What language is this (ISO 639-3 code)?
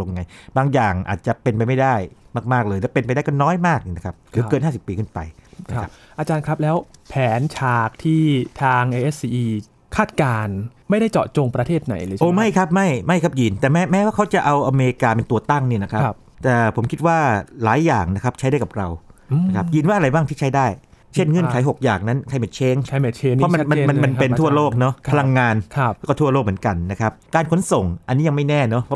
tha